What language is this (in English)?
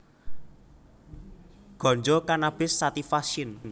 Javanese